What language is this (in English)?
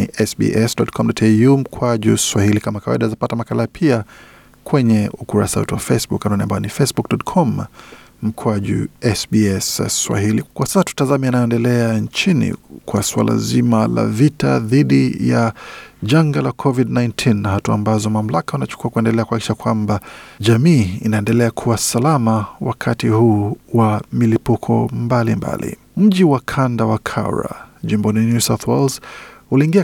Swahili